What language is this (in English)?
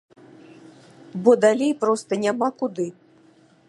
Belarusian